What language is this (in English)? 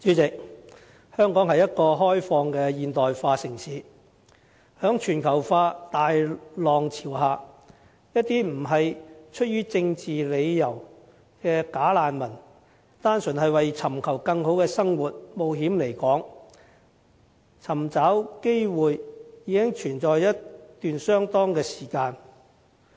Cantonese